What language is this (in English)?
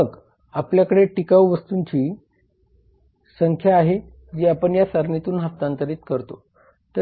Marathi